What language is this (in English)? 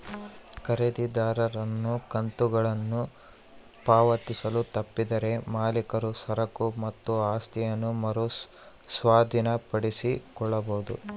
Kannada